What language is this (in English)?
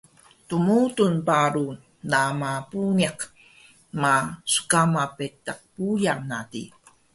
Taroko